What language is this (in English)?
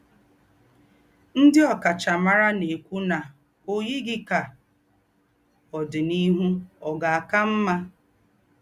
Igbo